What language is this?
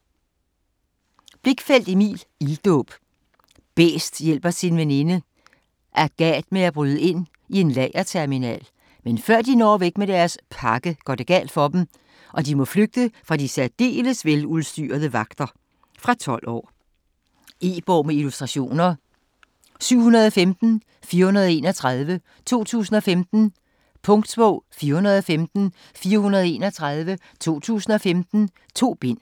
Danish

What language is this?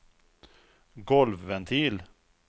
Swedish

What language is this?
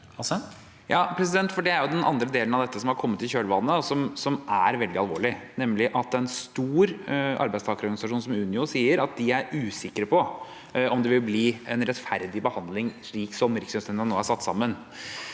Norwegian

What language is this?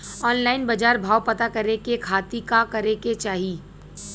Bhojpuri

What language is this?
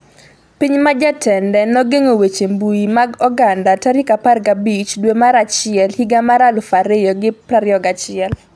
Luo (Kenya and Tanzania)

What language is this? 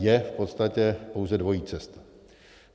Czech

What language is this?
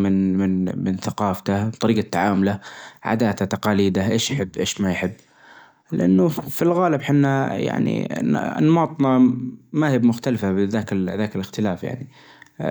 Najdi Arabic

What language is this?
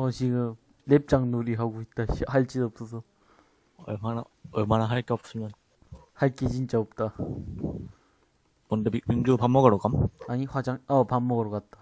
Korean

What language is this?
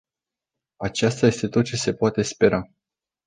Romanian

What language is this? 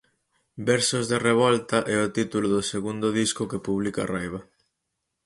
Galician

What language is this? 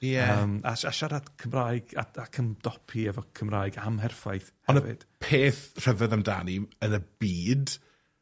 Welsh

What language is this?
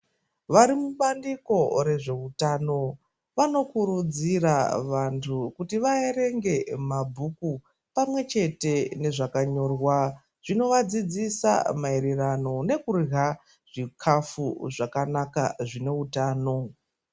Ndau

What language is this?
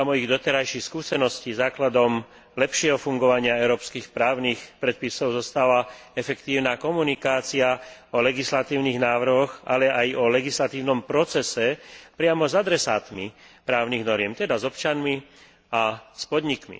Slovak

